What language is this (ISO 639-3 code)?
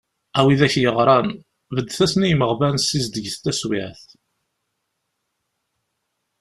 kab